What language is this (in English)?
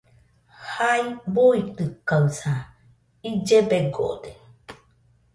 Nüpode Huitoto